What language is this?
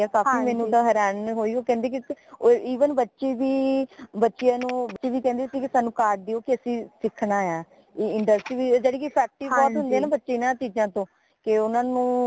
Punjabi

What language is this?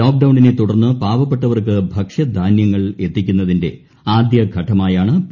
Malayalam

